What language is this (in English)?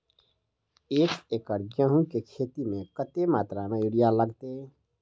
Maithili